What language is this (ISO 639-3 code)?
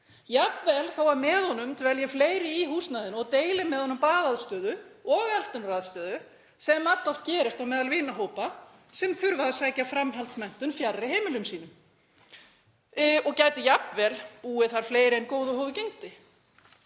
isl